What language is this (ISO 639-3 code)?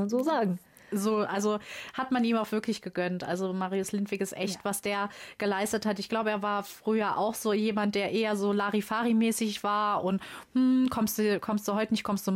deu